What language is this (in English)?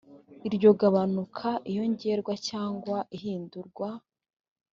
Kinyarwanda